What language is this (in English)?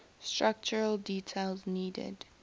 English